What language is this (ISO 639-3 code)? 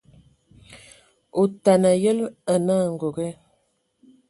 ewo